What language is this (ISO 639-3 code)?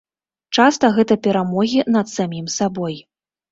bel